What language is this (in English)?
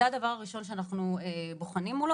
Hebrew